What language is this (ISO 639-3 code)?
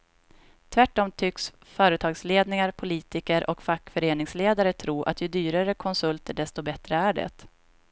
swe